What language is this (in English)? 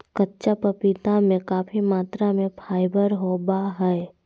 Magahi